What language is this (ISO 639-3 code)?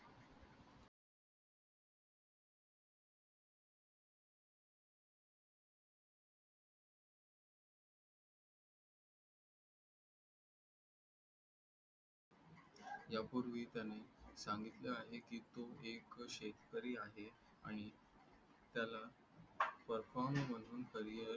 mar